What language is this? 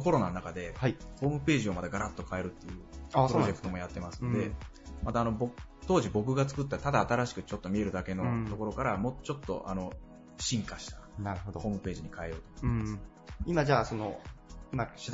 Japanese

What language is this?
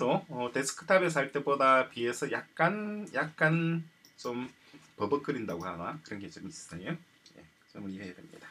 Korean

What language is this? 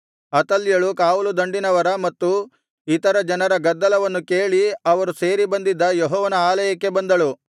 Kannada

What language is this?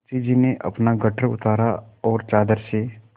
Hindi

